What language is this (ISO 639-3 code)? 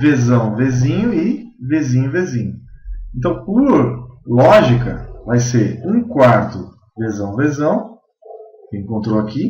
por